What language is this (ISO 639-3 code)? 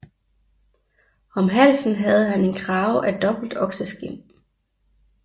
dan